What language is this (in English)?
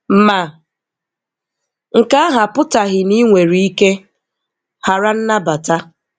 Igbo